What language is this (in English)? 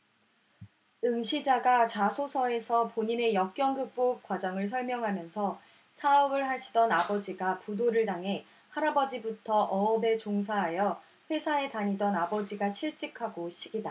Korean